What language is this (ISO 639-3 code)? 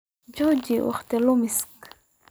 som